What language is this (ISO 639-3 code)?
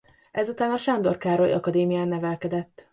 hun